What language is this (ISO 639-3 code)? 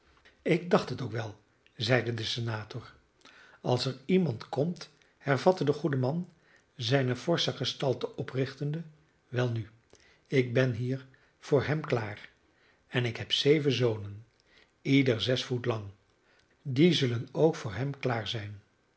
nld